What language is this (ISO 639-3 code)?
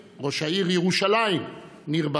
heb